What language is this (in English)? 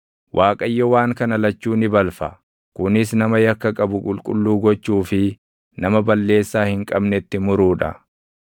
Oromo